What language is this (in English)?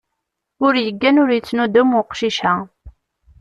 Kabyle